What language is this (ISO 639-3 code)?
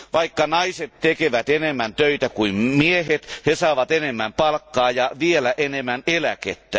fin